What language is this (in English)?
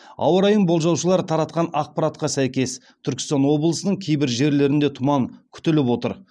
Kazakh